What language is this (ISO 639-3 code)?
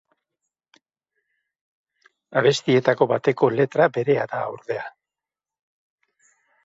eus